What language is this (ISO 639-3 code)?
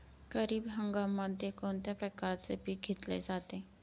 mar